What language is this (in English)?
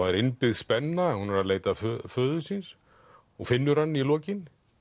Icelandic